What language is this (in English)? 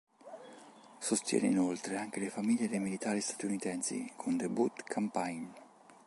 Italian